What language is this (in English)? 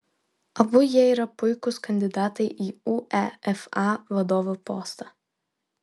Lithuanian